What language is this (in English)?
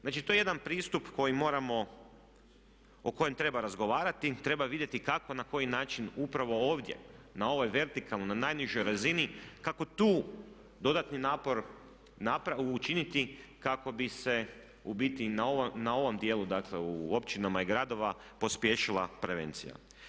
Croatian